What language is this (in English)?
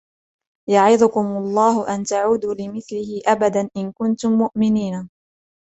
Arabic